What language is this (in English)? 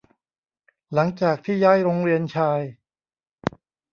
Thai